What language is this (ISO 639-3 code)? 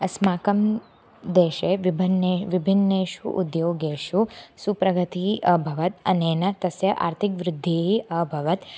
san